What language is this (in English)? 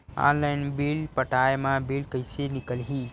Chhattisgarhi